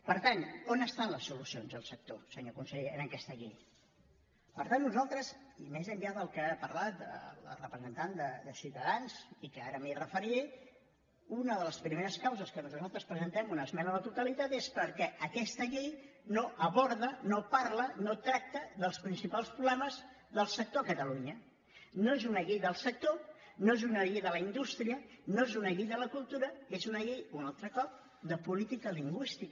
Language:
Catalan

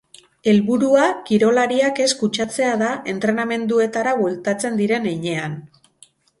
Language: Basque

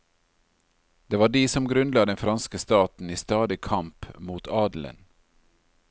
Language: Norwegian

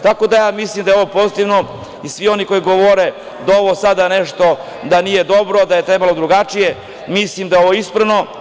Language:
Serbian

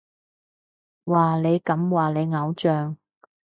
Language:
Cantonese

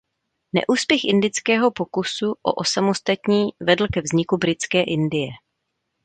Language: Czech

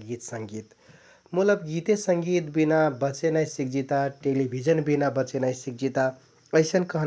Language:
Kathoriya Tharu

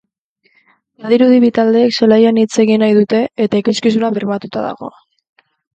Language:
Basque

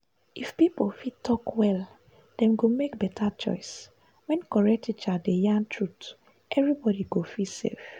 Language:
Nigerian Pidgin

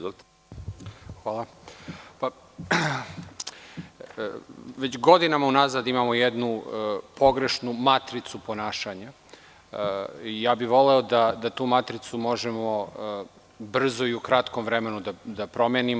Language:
Serbian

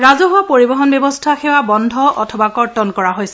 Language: Assamese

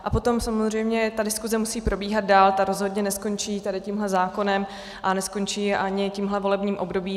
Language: Czech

